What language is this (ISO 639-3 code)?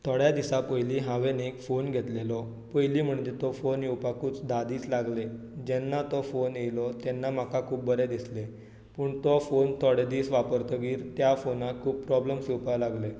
kok